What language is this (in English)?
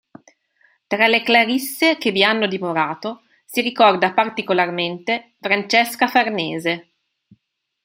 Italian